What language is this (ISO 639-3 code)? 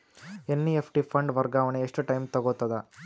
kan